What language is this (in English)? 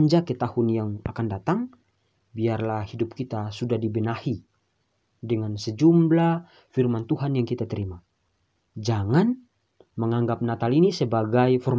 Indonesian